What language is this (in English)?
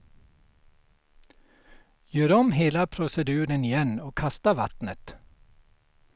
Swedish